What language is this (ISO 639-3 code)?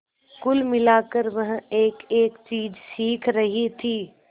hin